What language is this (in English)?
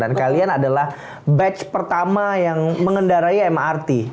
Indonesian